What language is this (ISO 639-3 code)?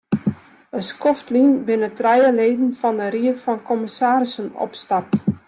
fry